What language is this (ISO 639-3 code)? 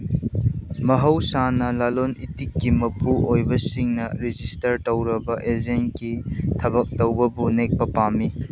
mni